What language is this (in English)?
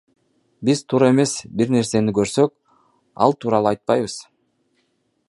Kyrgyz